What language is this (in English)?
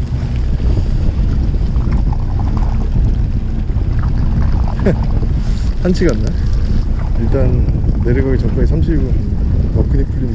Korean